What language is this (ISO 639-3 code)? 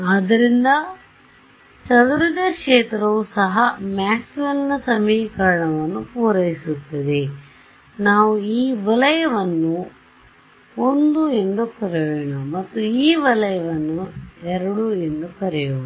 kan